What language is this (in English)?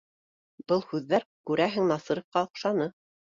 Bashkir